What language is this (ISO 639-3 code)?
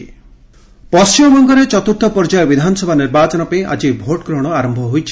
ori